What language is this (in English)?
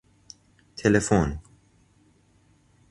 Persian